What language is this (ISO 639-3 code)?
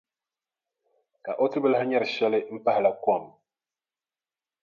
dag